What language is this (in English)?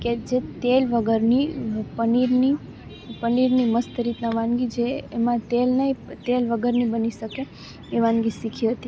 Gujarati